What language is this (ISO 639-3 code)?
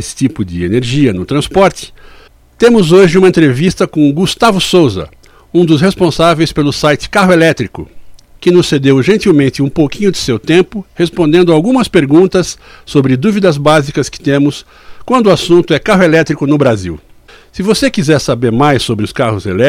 por